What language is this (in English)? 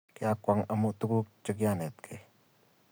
Kalenjin